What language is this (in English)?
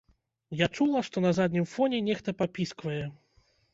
Belarusian